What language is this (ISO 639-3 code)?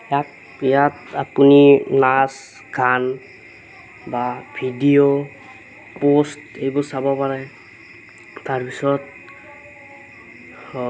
asm